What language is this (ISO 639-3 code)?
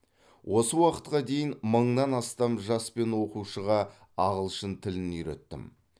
kaz